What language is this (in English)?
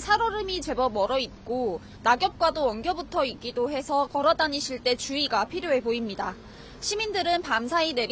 Korean